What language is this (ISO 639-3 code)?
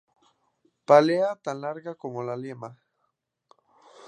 spa